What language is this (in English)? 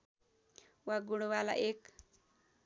Nepali